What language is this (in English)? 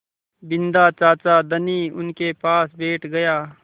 Hindi